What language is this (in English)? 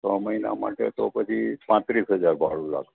Gujarati